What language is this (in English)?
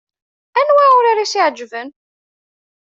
Kabyle